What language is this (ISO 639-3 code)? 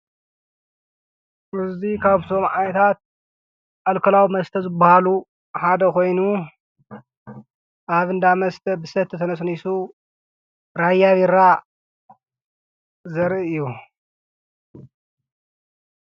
tir